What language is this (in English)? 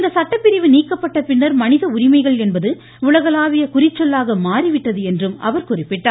Tamil